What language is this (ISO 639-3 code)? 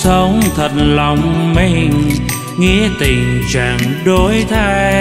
vie